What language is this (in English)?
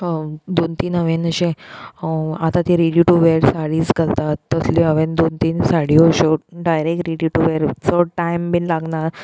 Konkani